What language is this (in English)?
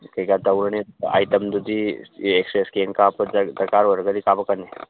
Manipuri